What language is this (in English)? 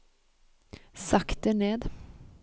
Norwegian